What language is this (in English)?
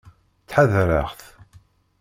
Kabyle